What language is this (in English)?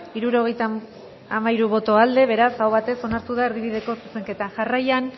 Basque